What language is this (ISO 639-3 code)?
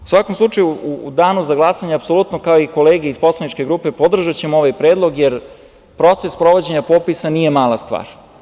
srp